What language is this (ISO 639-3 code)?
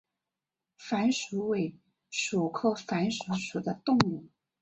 zho